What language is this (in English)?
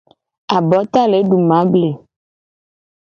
Gen